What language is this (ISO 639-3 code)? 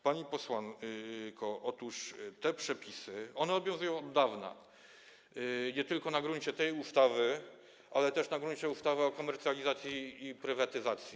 pol